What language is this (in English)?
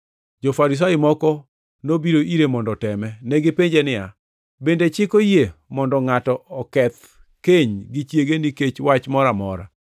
Luo (Kenya and Tanzania)